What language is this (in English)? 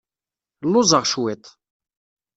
Kabyle